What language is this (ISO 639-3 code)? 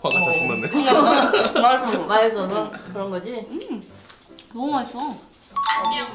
kor